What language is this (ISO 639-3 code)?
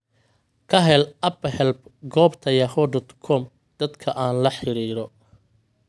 som